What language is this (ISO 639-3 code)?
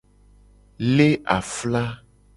gej